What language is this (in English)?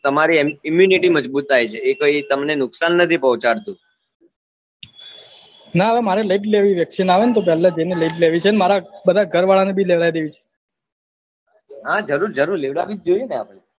Gujarati